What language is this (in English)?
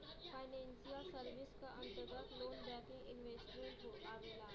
Bhojpuri